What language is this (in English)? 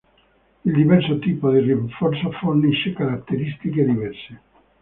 Italian